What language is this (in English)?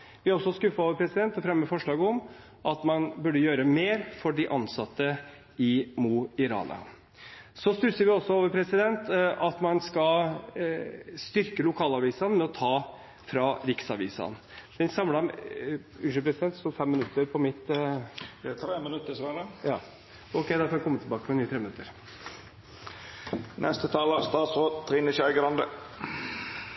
Norwegian